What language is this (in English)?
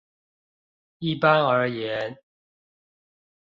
Chinese